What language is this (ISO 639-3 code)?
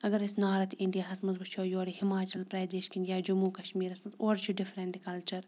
kas